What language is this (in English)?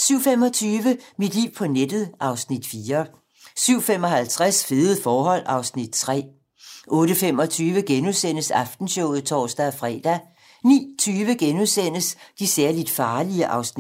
Danish